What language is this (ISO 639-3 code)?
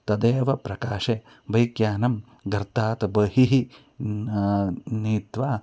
san